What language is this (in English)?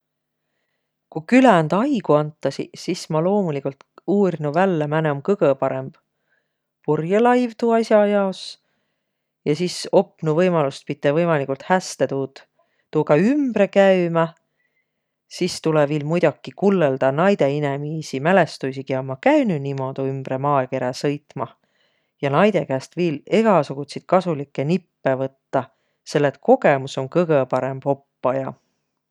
Võro